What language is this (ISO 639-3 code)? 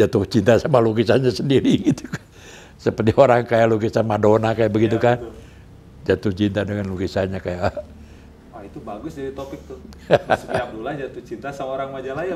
ind